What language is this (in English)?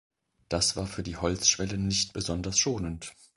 German